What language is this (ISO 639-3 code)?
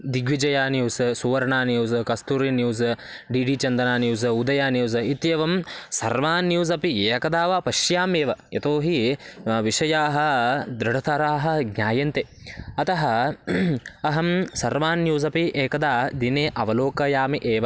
san